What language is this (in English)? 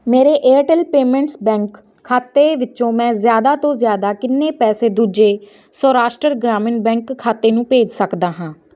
Punjabi